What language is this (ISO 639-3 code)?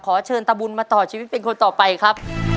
tha